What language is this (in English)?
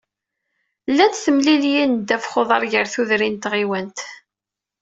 Kabyle